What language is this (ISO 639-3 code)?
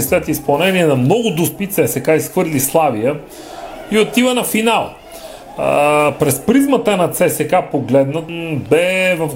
bul